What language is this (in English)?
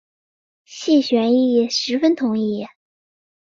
Chinese